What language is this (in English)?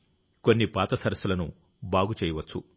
Telugu